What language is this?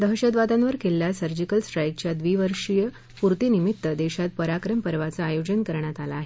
Marathi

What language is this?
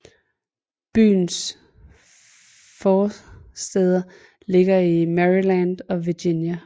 Danish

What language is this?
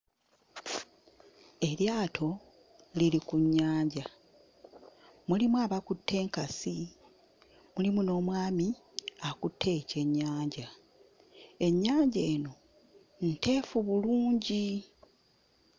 Ganda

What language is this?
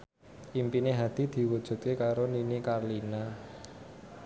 Javanese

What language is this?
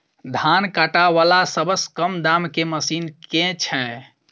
Maithili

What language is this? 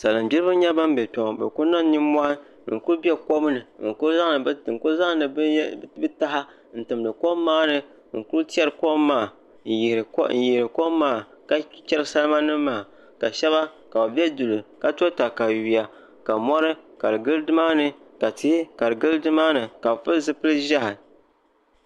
Dagbani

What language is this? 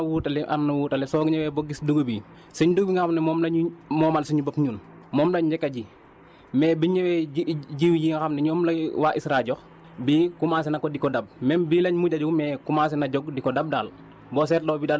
Wolof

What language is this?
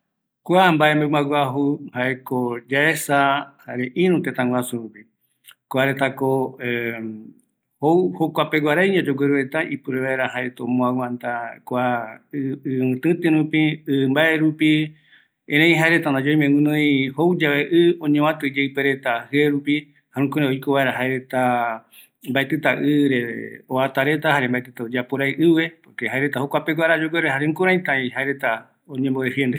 Eastern Bolivian Guaraní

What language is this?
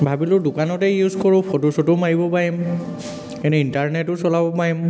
Assamese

